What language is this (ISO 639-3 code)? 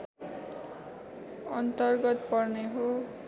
nep